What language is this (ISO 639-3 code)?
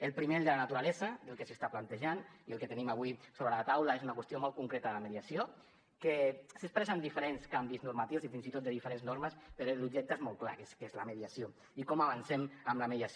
cat